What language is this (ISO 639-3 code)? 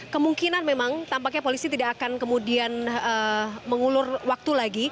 ind